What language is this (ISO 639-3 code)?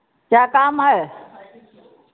hin